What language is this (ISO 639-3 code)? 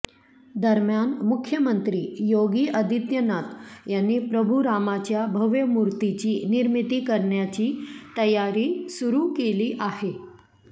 mar